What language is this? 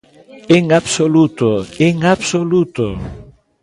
Galician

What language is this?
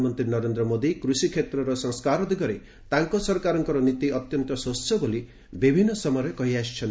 Odia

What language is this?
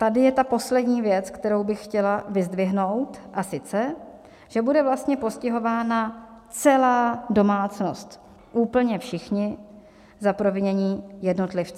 Czech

